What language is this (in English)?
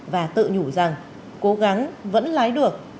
Vietnamese